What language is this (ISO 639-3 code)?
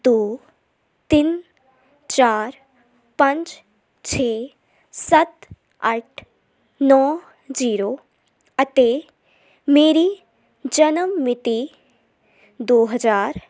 pan